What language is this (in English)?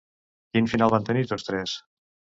Catalan